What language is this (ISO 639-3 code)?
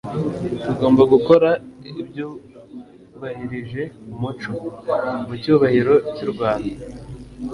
kin